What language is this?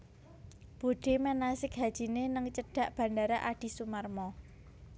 Javanese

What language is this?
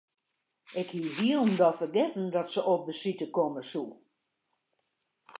Western Frisian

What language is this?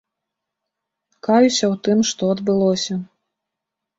Belarusian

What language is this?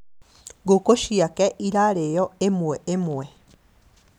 Kikuyu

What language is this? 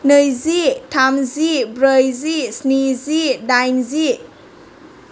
Bodo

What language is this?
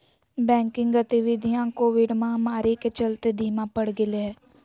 Magahi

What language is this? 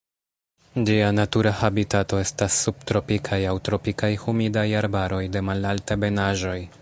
Esperanto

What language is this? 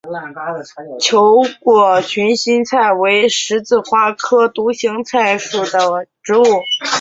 Chinese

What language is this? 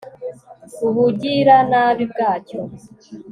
Kinyarwanda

